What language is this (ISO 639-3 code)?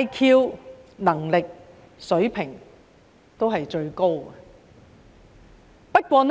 yue